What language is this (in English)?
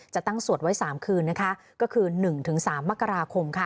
Thai